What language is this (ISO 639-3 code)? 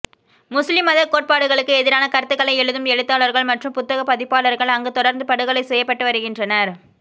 tam